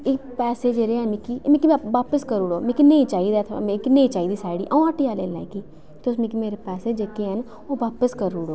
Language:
Dogri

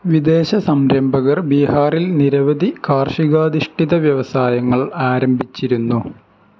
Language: Malayalam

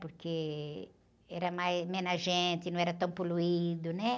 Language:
Portuguese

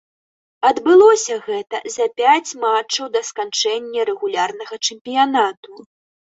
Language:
Belarusian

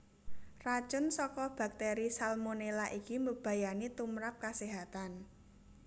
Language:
Javanese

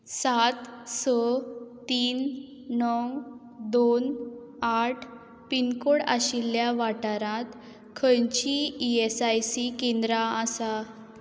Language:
Konkani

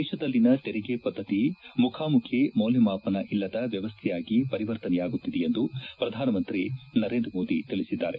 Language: Kannada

